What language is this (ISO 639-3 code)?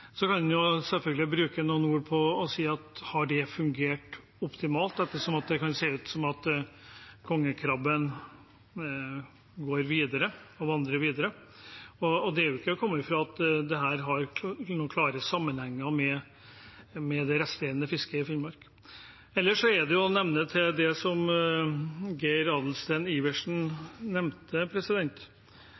nob